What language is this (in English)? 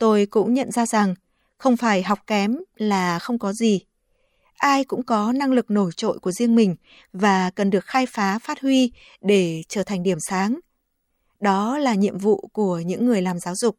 Vietnamese